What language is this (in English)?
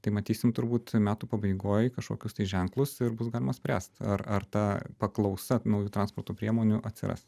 Lithuanian